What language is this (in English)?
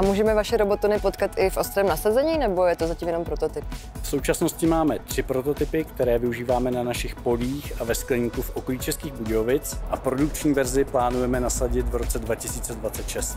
Czech